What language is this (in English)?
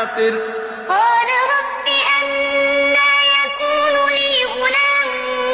Arabic